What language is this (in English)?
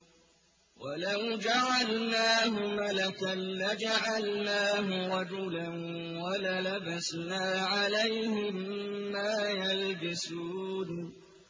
Arabic